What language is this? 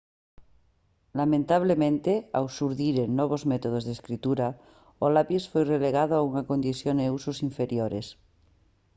Galician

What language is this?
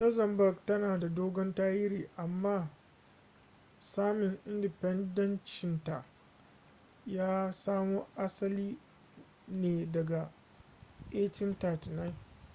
Hausa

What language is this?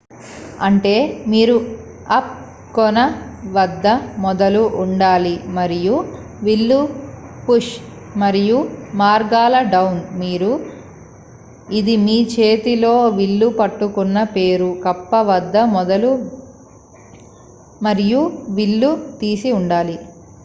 Telugu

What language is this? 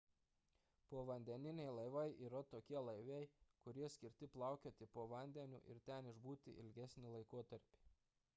Lithuanian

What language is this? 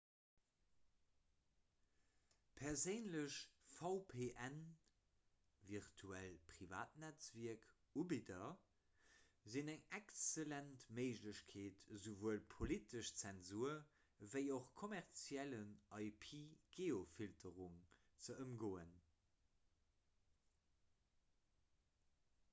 Luxembourgish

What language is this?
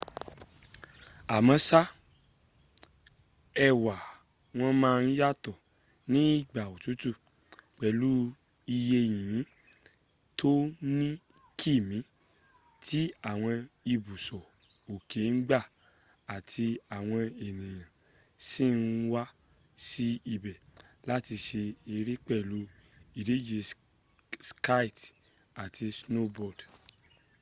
Yoruba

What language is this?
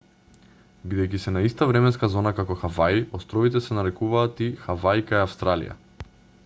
Macedonian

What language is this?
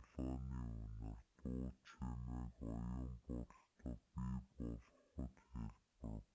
Mongolian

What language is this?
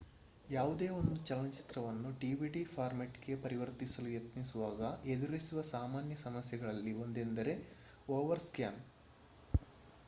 Kannada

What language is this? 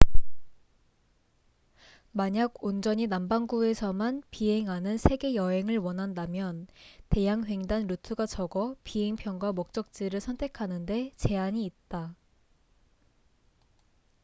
Korean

